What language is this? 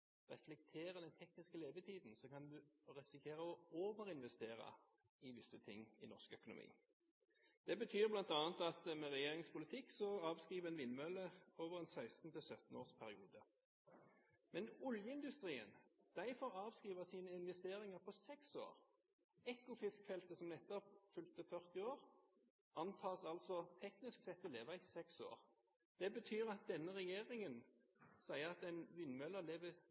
Norwegian Bokmål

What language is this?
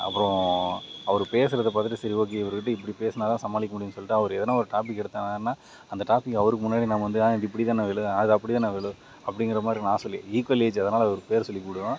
Tamil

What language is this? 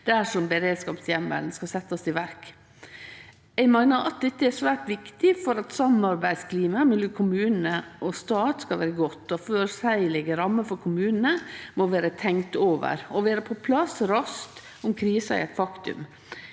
Norwegian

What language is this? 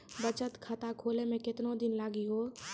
Maithili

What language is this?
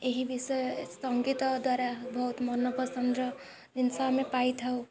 Odia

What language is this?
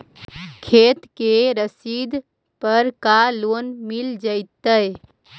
Magahi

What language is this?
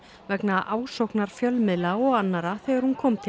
Icelandic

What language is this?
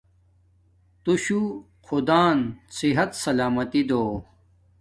Domaaki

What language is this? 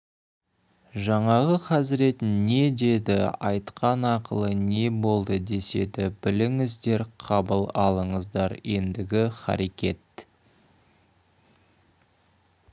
Kazakh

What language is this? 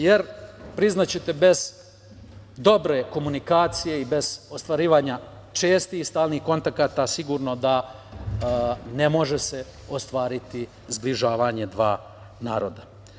Serbian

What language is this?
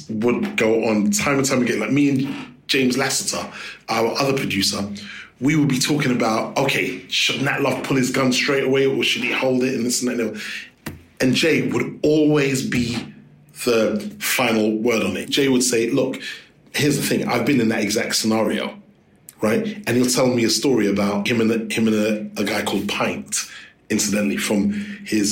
English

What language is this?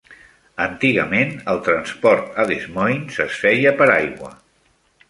Catalan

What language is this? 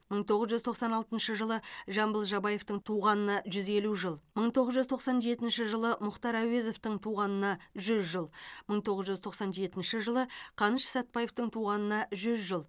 Kazakh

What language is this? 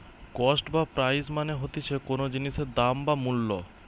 Bangla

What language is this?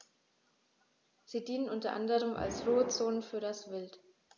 German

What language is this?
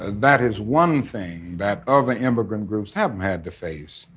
English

